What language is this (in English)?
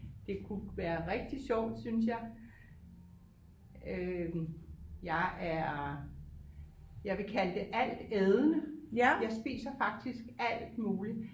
Danish